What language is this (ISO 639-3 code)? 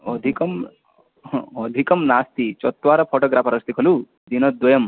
san